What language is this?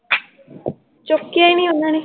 Punjabi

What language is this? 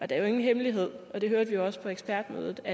Danish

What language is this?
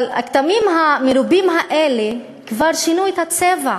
Hebrew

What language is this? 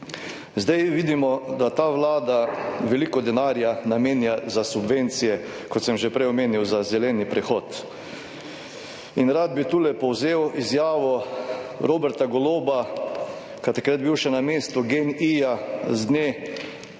Slovenian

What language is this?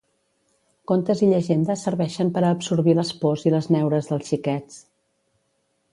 Catalan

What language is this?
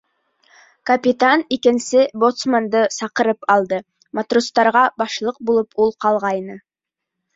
Bashkir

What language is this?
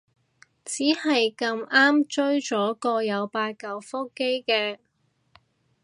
Cantonese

